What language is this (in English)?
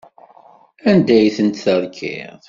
Kabyle